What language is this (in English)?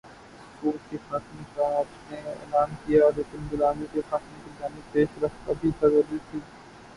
Urdu